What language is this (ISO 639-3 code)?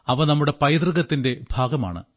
mal